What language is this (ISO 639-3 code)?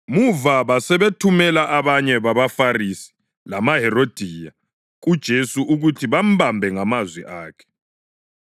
nde